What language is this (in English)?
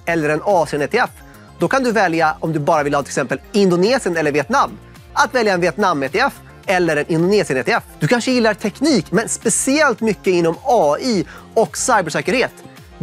Swedish